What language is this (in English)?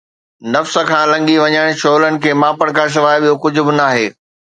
Sindhi